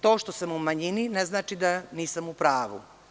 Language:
Serbian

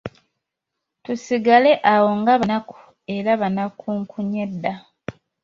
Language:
Ganda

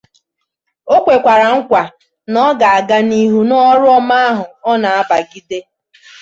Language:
Igbo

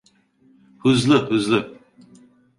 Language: Turkish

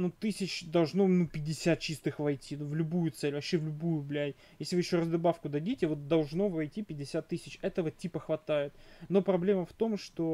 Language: Russian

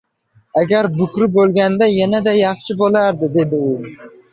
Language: Uzbek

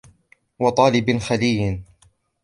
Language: Arabic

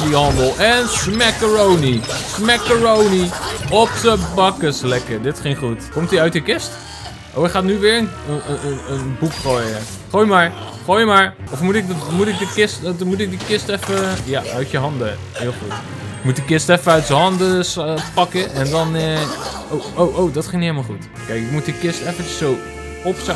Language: Dutch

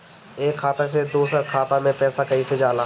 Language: Bhojpuri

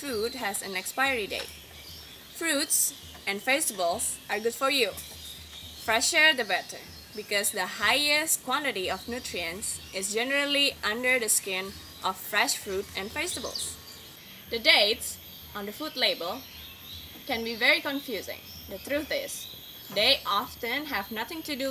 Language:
English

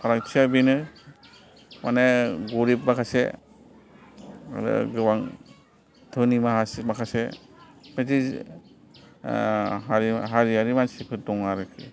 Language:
Bodo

